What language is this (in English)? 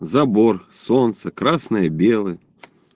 Russian